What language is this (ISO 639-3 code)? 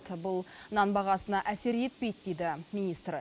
kaz